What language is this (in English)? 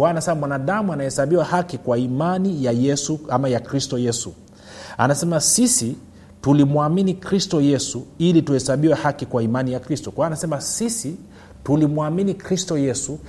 Swahili